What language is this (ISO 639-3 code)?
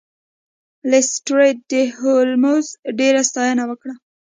pus